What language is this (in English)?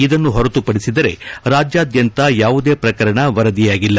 Kannada